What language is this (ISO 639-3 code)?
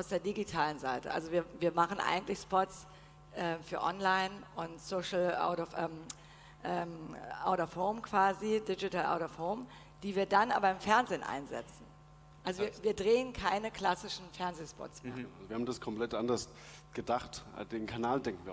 deu